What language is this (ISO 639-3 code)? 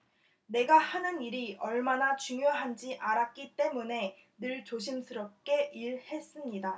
kor